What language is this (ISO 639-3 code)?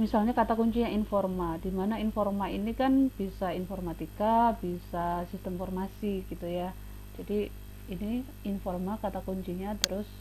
ind